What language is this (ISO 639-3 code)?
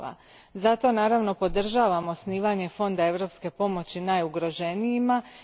hrv